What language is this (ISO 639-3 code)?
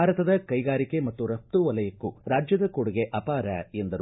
kan